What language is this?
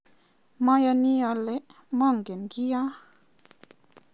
Kalenjin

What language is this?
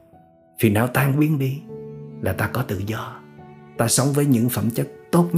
Vietnamese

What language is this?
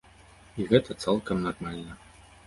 Belarusian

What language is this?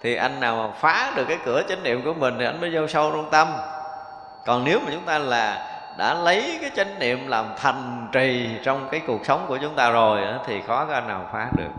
Vietnamese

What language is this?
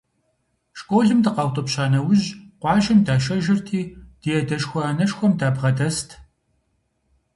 Kabardian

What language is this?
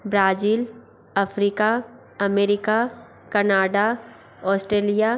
Hindi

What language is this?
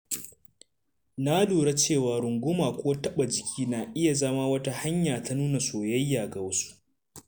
Hausa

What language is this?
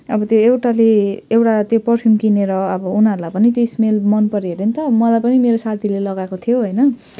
Nepali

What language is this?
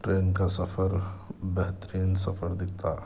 Urdu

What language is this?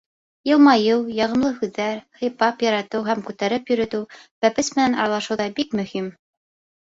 Bashkir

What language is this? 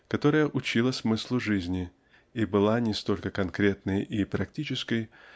Russian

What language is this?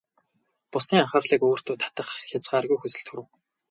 Mongolian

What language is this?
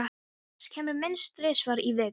Icelandic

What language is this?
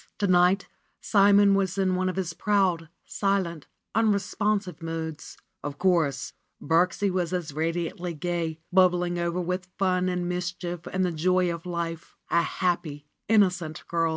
English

